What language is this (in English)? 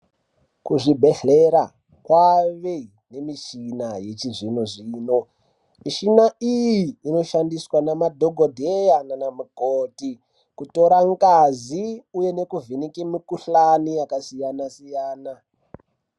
Ndau